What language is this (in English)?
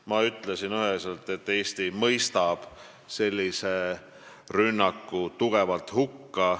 Estonian